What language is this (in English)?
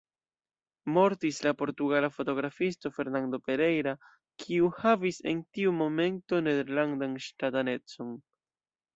Esperanto